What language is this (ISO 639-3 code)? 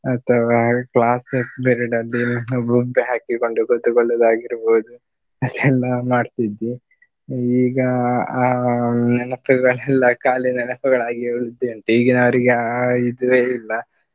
kan